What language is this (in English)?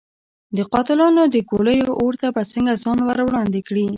Pashto